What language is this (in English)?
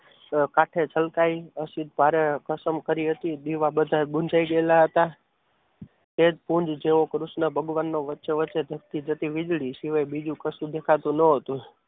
Gujarati